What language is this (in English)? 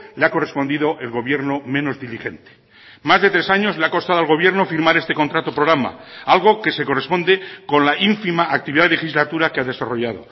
Spanish